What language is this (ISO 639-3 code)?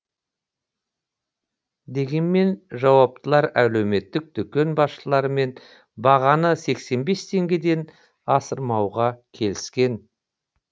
kaz